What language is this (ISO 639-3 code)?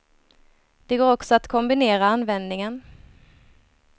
swe